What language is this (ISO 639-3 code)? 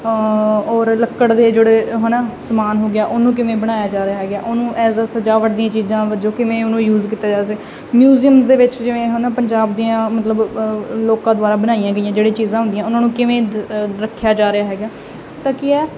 pan